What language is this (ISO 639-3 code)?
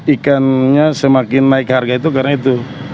ind